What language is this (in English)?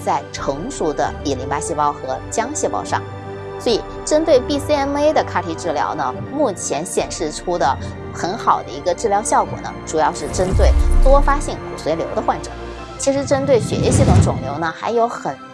Chinese